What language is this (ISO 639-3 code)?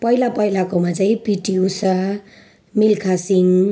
nep